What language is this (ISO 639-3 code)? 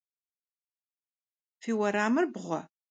kbd